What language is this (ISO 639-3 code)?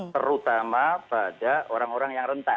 ind